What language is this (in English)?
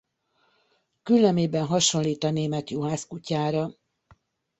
Hungarian